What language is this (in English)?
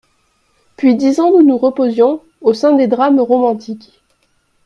French